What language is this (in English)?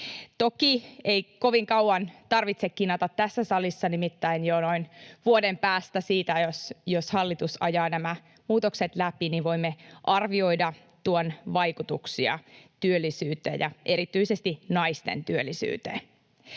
Finnish